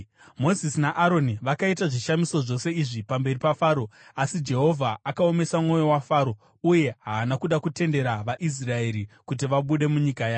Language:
Shona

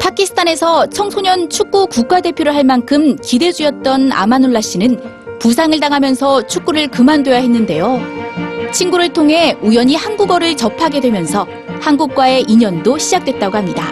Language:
Korean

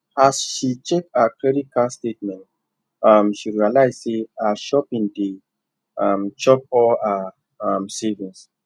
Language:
Nigerian Pidgin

